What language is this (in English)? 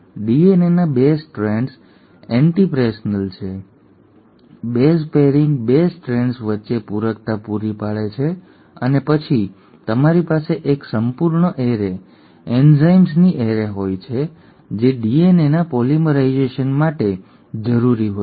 Gujarati